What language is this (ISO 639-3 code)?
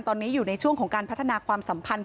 tha